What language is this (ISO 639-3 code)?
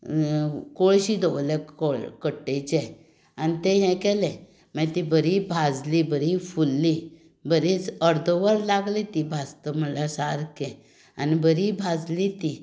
kok